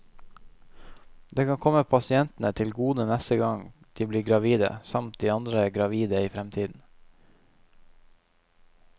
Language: Norwegian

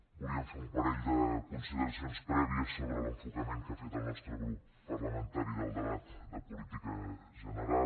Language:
Catalan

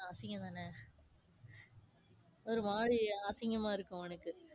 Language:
Tamil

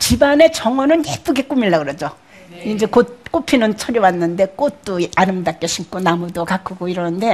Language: Korean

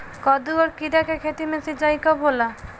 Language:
Bhojpuri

